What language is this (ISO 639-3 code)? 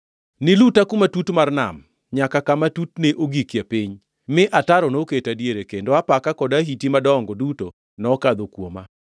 luo